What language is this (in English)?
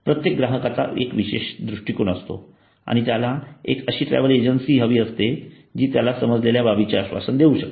Marathi